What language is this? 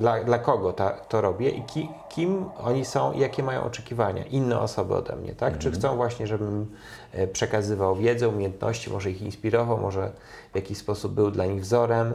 Polish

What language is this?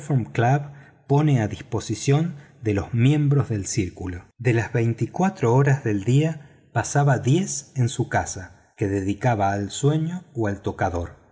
Spanish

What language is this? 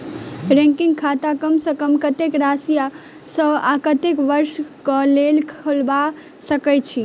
Maithili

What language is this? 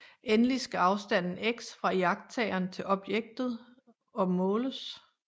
Danish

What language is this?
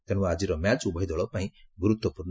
Odia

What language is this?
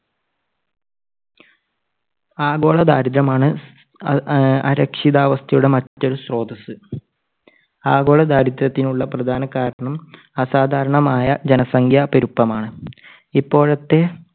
Malayalam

